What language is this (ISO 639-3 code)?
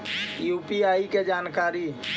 mag